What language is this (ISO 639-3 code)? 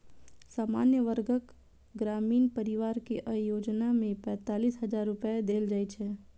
mai